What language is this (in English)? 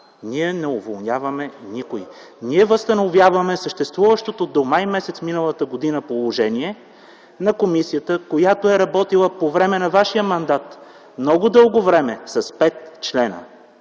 Bulgarian